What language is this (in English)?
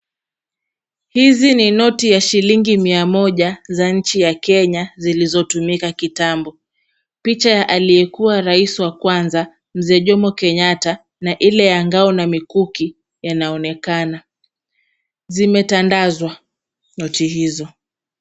Swahili